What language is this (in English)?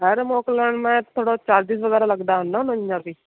Sindhi